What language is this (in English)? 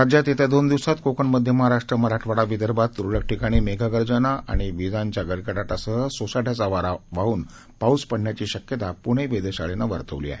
Marathi